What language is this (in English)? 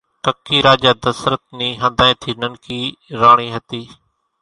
Kachi Koli